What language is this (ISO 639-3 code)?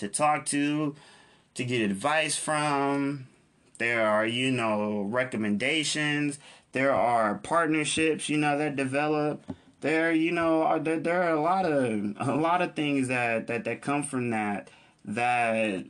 eng